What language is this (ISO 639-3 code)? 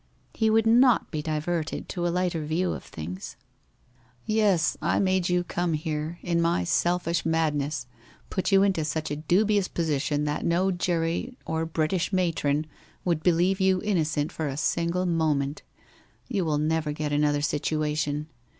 eng